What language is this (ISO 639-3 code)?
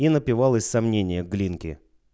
rus